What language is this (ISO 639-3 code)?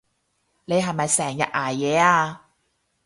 yue